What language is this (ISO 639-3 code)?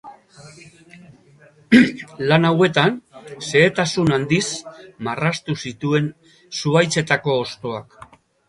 eus